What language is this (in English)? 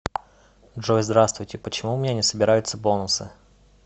Russian